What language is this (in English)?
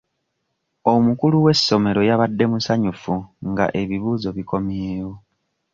Ganda